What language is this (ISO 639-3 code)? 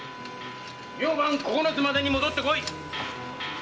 jpn